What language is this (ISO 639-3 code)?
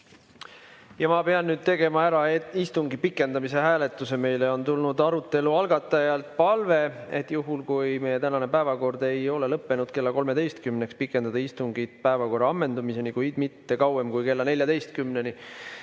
est